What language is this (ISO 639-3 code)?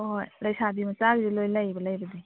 mni